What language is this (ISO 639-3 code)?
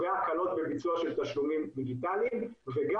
heb